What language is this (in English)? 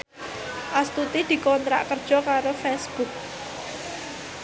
Javanese